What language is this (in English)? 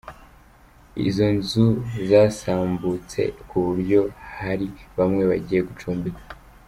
Kinyarwanda